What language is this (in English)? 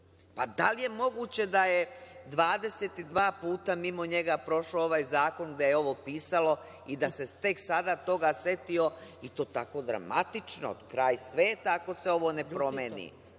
Serbian